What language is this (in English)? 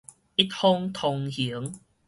Min Nan Chinese